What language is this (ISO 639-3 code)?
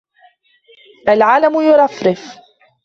ara